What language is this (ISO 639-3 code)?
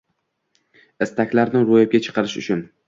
uzb